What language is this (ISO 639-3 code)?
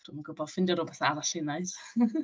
cym